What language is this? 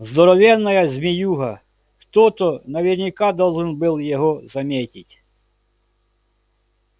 Russian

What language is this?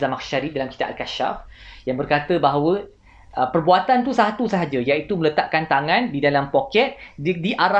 Malay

